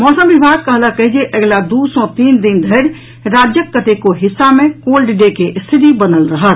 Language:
Maithili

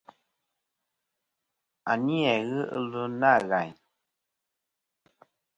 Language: Kom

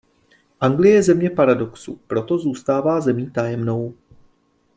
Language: Czech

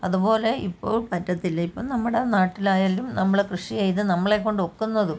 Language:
Malayalam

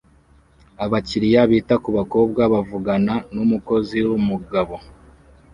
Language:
Kinyarwanda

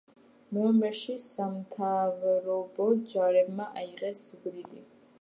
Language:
Georgian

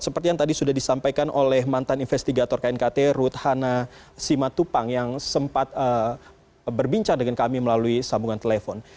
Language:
Indonesian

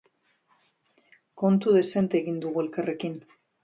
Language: Basque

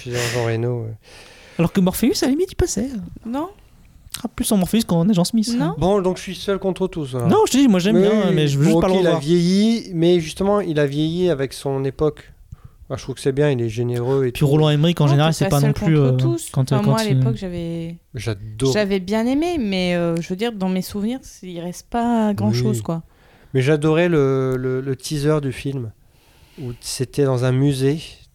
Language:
French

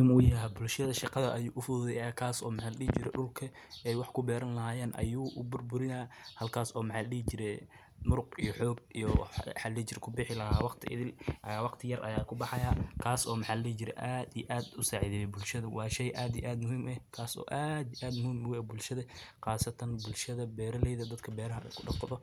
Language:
Somali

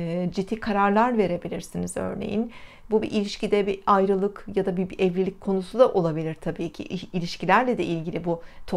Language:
Turkish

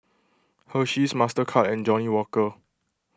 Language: English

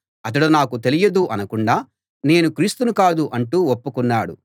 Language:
Telugu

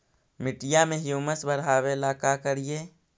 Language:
Magahi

